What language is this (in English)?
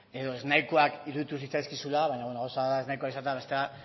Basque